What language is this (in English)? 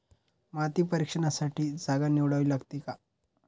Marathi